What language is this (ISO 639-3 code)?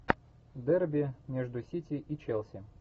rus